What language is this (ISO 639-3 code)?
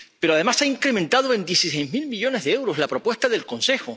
spa